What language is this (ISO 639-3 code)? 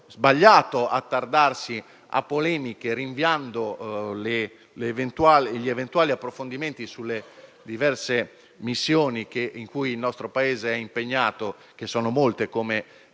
ita